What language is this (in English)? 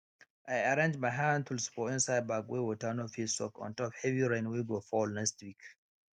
Nigerian Pidgin